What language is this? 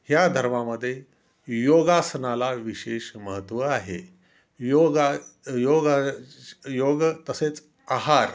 Marathi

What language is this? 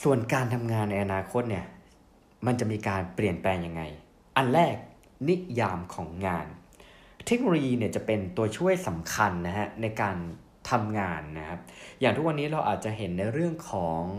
Thai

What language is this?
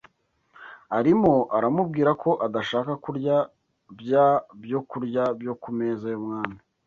Kinyarwanda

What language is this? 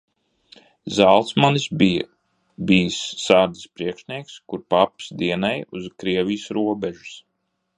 Latvian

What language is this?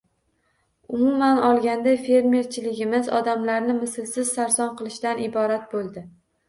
Uzbek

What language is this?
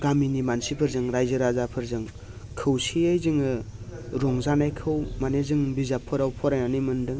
Bodo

